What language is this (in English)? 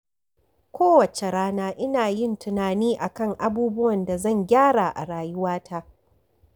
Hausa